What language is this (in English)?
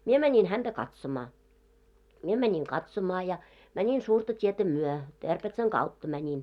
Finnish